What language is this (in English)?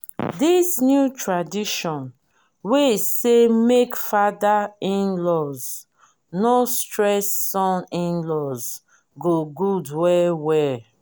Nigerian Pidgin